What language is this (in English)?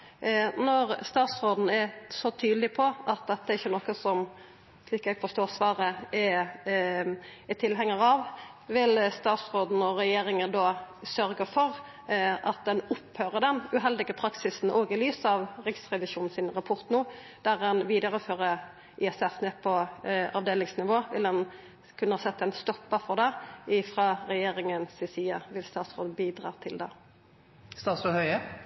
Norwegian Nynorsk